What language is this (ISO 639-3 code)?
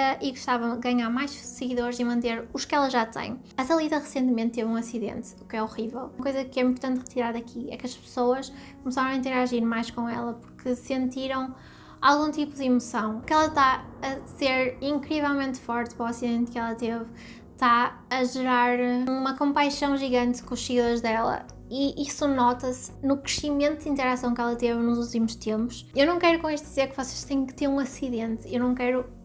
por